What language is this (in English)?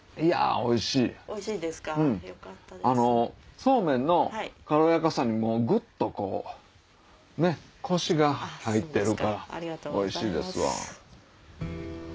Japanese